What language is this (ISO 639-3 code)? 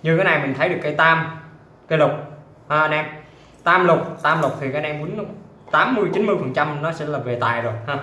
vie